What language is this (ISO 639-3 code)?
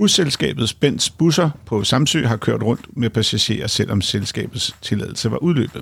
dan